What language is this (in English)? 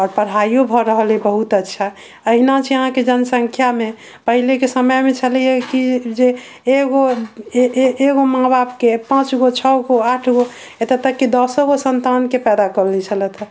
Maithili